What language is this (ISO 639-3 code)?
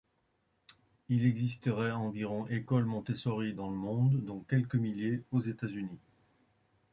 fra